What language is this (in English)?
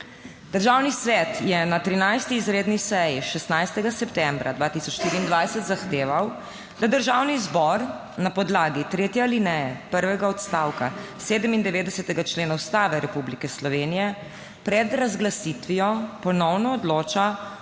Slovenian